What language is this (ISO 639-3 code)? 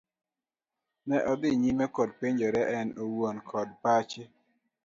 luo